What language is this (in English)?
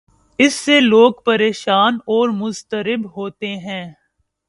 Urdu